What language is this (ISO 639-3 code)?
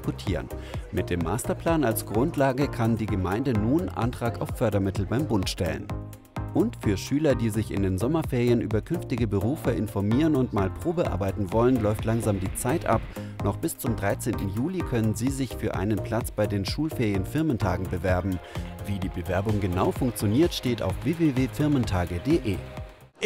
deu